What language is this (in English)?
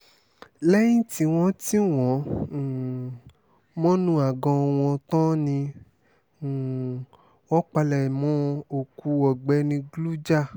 Yoruba